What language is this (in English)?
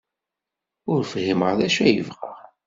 Kabyle